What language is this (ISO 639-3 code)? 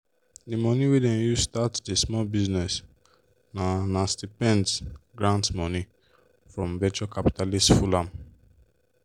pcm